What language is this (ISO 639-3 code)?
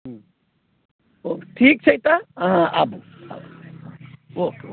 mai